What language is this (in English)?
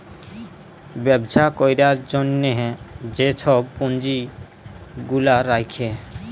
Bangla